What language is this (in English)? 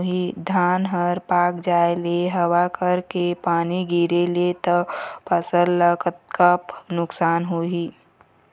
Chhattisgarhi